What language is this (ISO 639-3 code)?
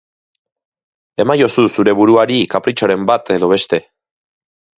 eus